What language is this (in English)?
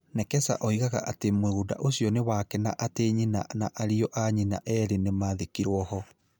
Kikuyu